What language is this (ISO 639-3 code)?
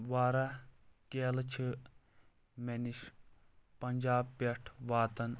kas